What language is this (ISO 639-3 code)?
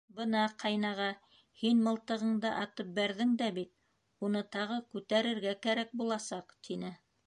bak